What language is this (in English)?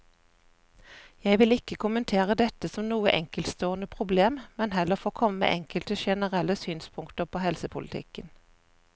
Norwegian